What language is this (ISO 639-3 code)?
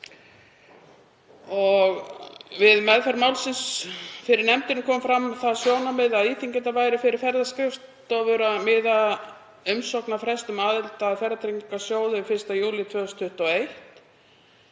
isl